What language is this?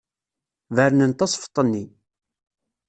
Kabyle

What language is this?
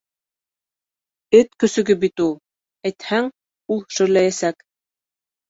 Bashkir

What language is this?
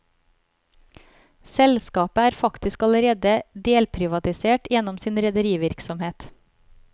Norwegian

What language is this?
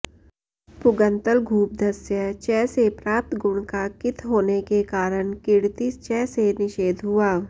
Sanskrit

